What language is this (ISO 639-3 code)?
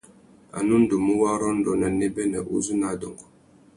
bag